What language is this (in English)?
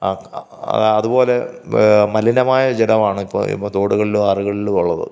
Malayalam